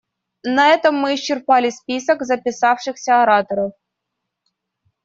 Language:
Russian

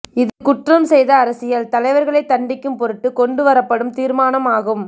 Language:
Tamil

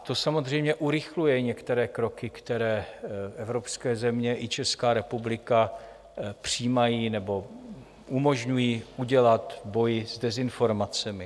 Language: Czech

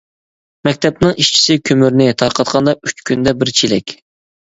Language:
Uyghur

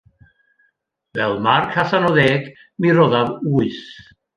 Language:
Welsh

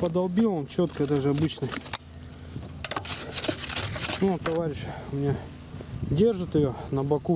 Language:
Russian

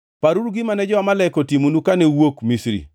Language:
Luo (Kenya and Tanzania)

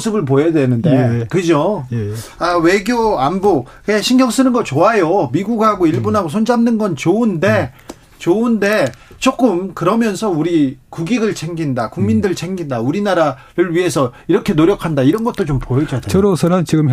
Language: Korean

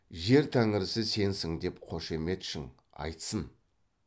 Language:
Kazakh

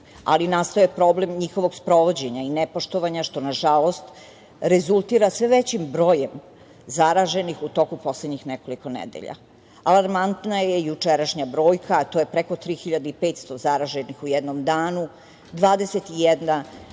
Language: Serbian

